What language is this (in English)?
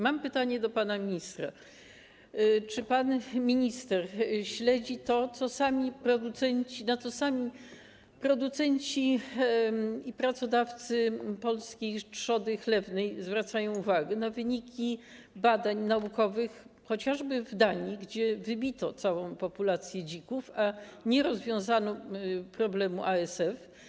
Polish